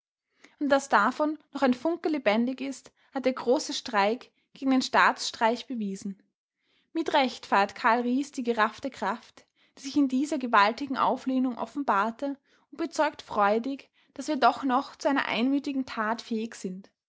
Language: German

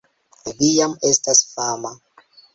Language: Esperanto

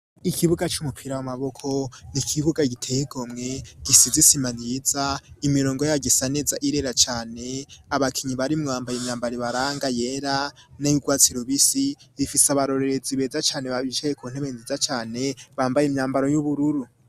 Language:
Rundi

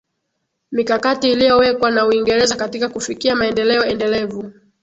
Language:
Swahili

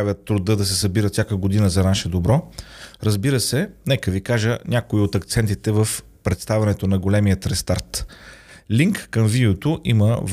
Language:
Bulgarian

